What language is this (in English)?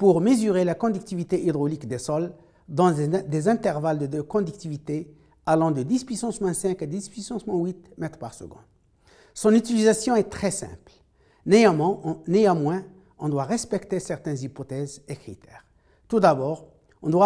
French